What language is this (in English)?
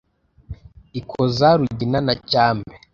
Kinyarwanda